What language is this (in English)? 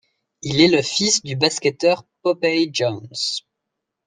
French